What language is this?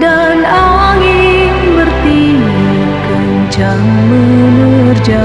Indonesian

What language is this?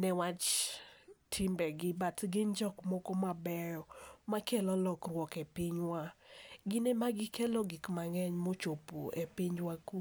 Luo (Kenya and Tanzania)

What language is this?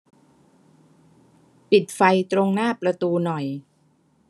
Thai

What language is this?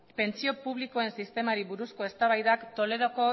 Basque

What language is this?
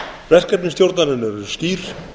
Icelandic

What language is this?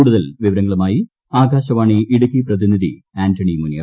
Malayalam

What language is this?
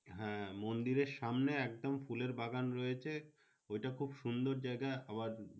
Bangla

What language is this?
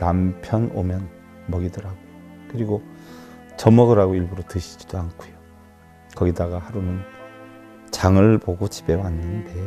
Korean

